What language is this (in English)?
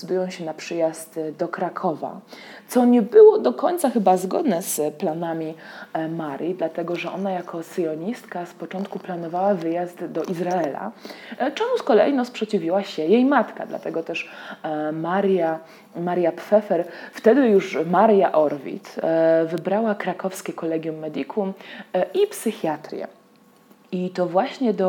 Polish